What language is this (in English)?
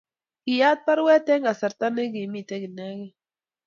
Kalenjin